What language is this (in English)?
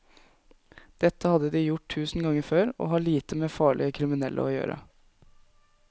Norwegian